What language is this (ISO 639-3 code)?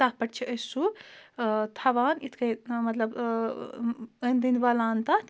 kas